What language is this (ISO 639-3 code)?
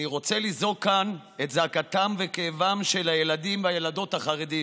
heb